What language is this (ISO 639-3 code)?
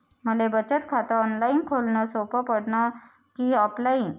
mar